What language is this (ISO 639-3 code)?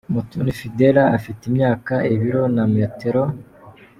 kin